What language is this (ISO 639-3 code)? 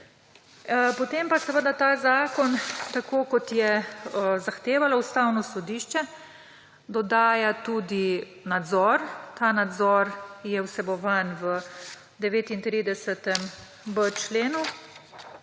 slv